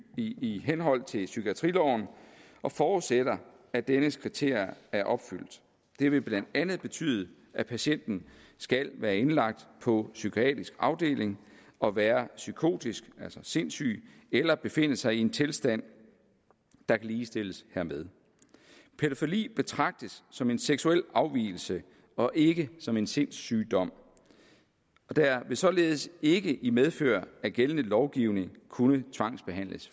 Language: Danish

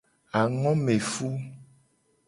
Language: Gen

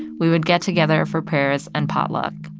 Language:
English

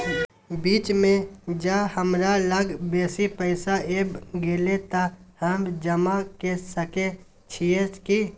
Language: Maithili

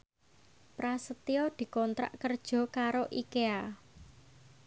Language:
Javanese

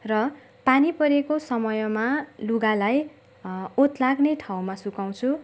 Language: Nepali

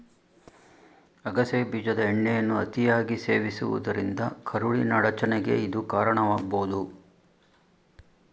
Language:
Kannada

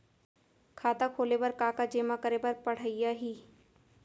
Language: Chhattisgarhi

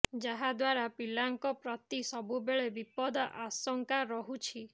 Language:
Odia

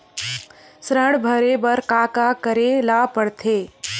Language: Chhattisgarhi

